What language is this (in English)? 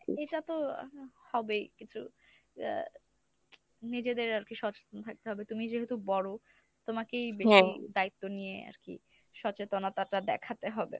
Bangla